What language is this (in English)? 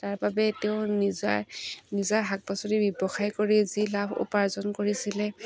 Assamese